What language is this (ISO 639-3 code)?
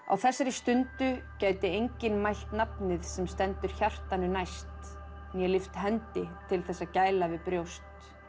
isl